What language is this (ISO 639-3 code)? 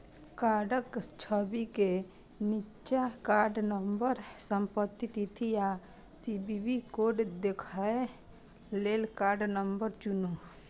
mai